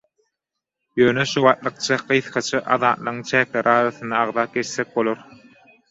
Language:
Turkmen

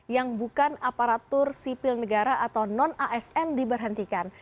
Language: Indonesian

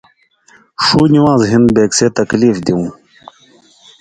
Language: Indus Kohistani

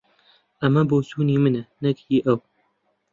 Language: Central Kurdish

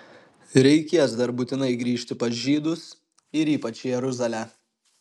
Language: Lithuanian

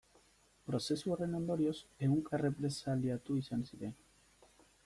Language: Basque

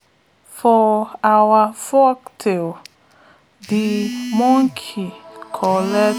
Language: Nigerian Pidgin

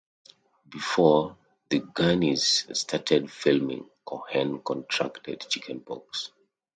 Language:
English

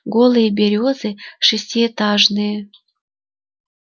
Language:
Russian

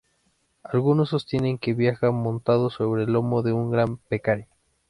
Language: Spanish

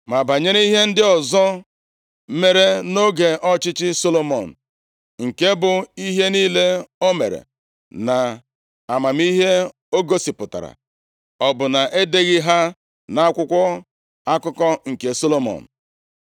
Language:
Igbo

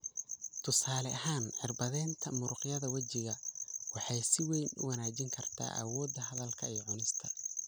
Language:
Somali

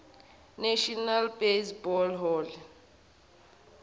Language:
Zulu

